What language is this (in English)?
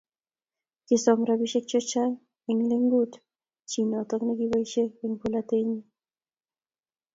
Kalenjin